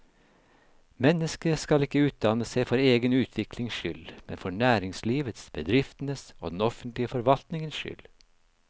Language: Norwegian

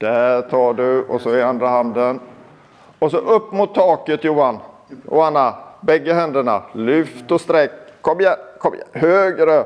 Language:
Swedish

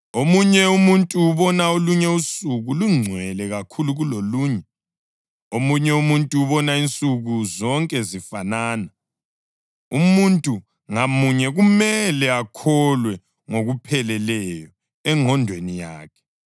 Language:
North Ndebele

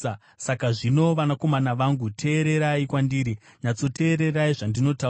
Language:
Shona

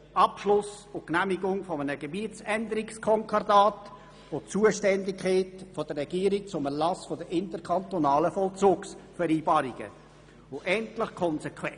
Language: Swiss German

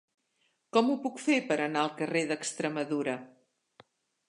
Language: Catalan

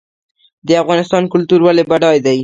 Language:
Pashto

